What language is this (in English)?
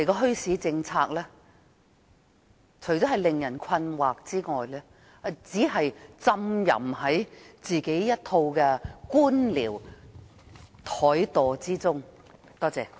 Cantonese